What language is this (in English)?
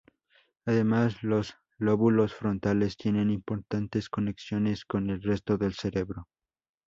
Spanish